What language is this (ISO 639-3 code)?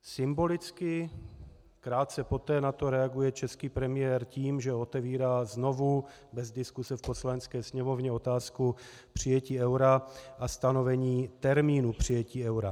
ces